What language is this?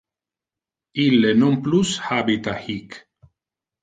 Interlingua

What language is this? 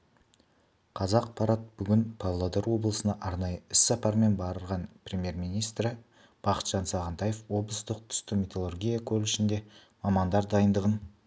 Kazakh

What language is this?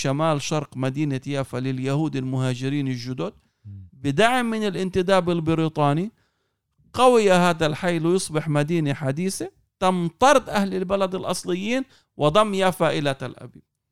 Arabic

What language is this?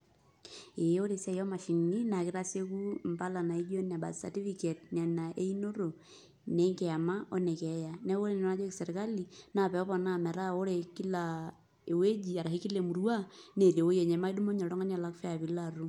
Masai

